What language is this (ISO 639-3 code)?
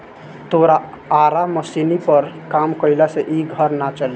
bho